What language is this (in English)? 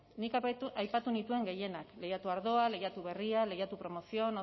Basque